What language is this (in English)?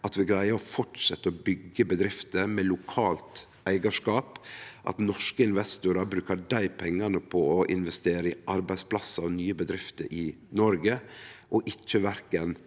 Norwegian